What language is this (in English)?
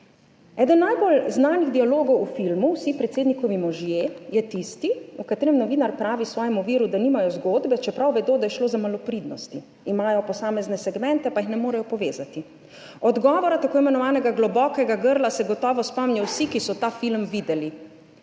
Slovenian